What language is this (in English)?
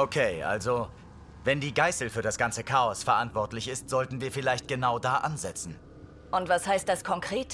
German